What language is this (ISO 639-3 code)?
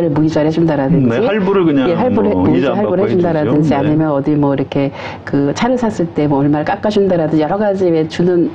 kor